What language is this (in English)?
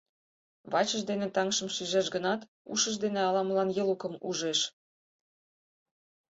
Mari